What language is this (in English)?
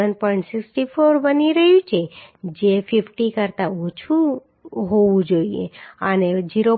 Gujarati